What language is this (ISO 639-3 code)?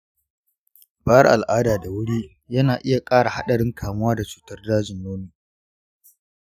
hau